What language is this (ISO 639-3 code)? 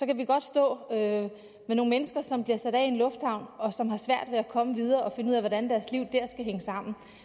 dan